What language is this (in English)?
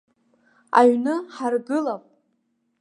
Abkhazian